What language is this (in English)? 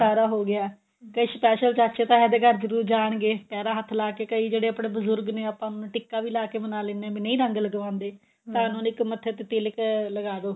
Punjabi